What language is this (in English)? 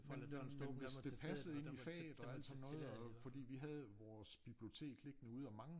Danish